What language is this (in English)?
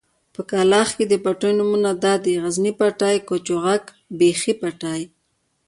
Pashto